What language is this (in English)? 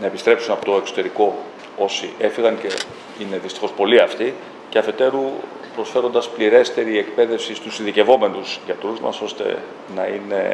Greek